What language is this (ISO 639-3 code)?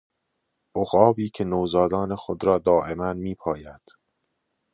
fas